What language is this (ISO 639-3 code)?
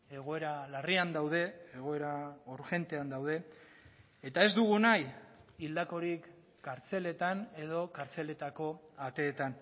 eus